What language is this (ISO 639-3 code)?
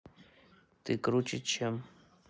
rus